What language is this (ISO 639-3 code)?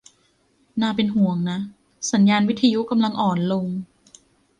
tha